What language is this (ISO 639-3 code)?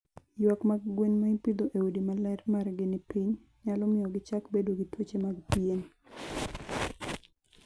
luo